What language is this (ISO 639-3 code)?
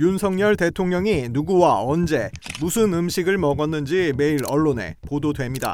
kor